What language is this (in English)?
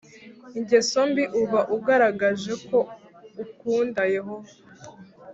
Kinyarwanda